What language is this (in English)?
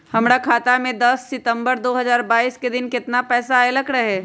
Magahi